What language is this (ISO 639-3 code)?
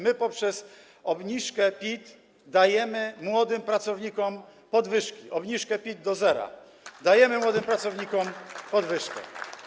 pol